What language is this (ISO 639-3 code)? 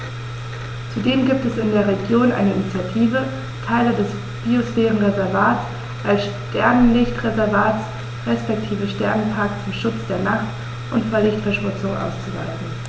deu